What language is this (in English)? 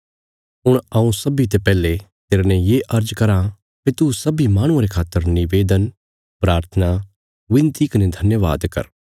Bilaspuri